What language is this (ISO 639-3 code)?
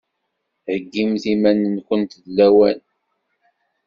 kab